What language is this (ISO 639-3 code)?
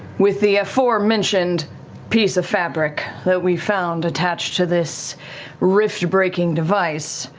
eng